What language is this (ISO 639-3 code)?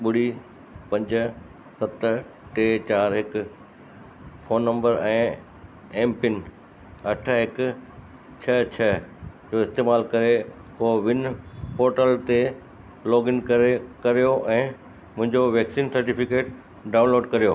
snd